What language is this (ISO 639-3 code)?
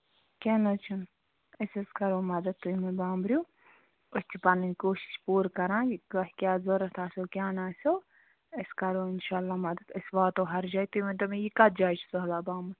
kas